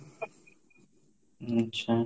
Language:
Odia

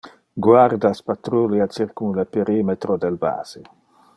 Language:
Interlingua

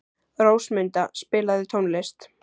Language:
Icelandic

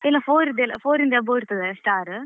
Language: Kannada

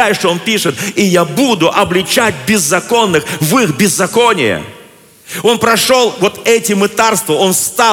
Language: Russian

